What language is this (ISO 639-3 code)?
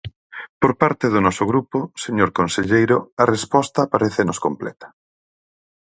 glg